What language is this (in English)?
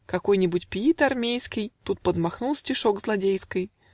Russian